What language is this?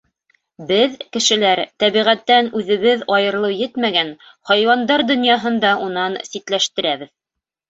Bashkir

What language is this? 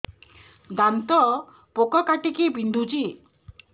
Odia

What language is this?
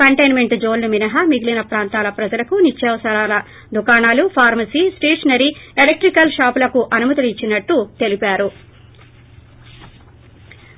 Telugu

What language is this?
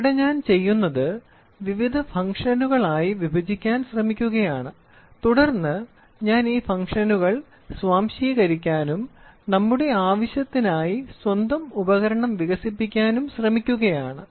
Malayalam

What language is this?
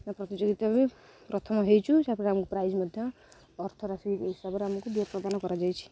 Odia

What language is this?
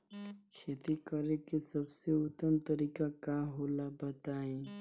Bhojpuri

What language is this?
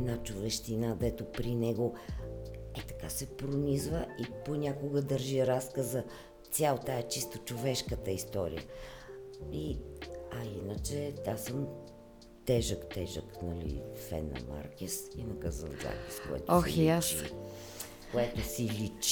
Bulgarian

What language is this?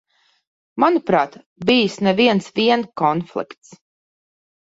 Latvian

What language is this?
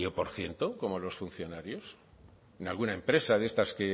Spanish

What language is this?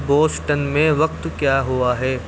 Urdu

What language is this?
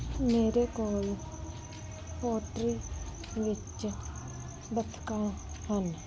Punjabi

